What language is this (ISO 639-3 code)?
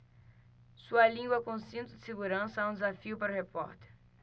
por